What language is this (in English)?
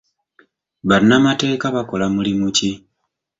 Ganda